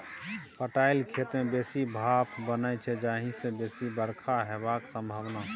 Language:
Maithili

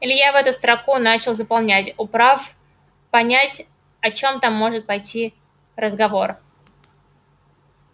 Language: Russian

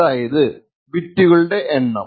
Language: Malayalam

